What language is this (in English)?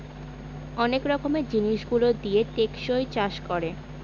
Bangla